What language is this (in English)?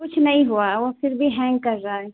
Urdu